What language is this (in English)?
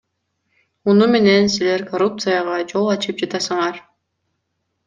Kyrgyz